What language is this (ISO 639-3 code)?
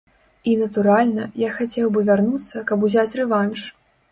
bel